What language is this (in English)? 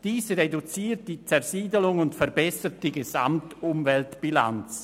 Swiss German